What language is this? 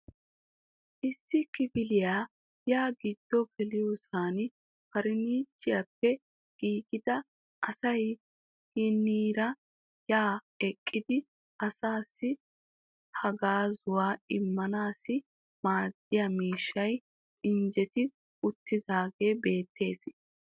Wolaytta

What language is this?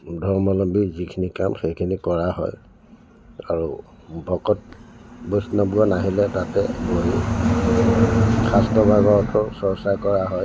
Assamese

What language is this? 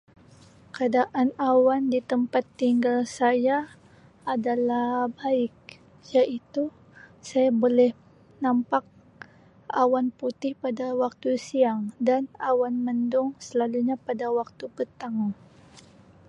Sabah Malay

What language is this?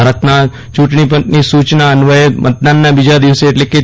Gujarati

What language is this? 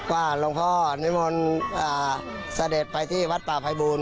Thai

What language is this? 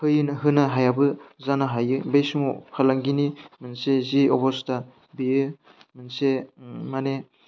Bodo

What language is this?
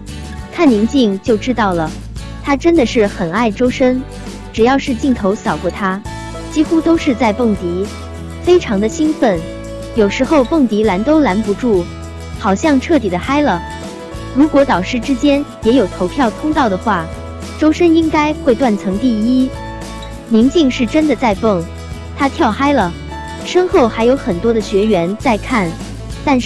Chinese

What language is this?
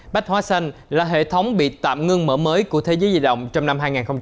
Vietnamese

